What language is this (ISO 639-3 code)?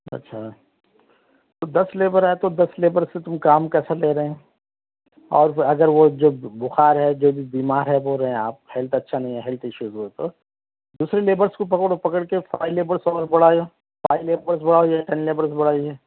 urd